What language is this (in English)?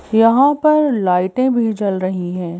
Hindi